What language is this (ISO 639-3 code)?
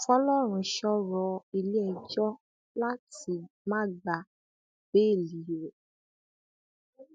yor